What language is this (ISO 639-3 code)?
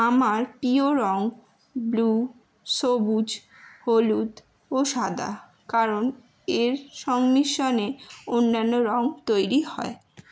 ben